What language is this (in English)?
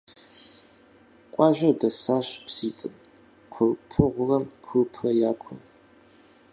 Kabardian